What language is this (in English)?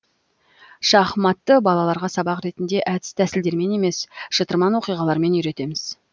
Kazakh